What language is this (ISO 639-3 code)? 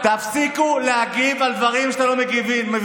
heb